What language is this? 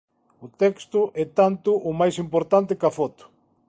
Galician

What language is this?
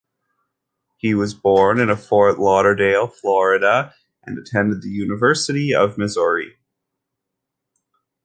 English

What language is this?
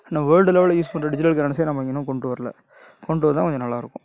Tamil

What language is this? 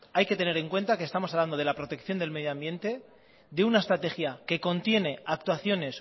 Spanish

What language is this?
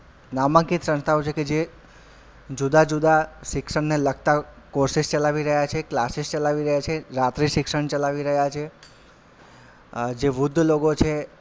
Gujarati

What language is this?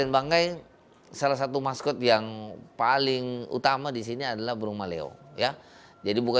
Indonesian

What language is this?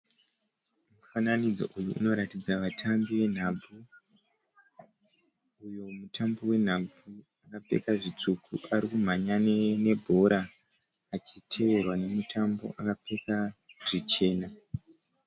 Shona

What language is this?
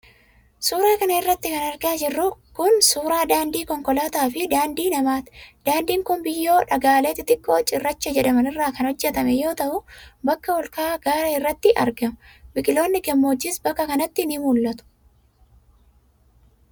Oromo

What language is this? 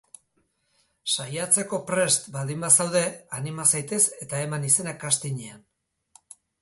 Basque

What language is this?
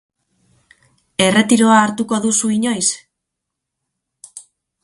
Basque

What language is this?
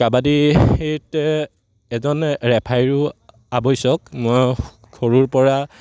Assamese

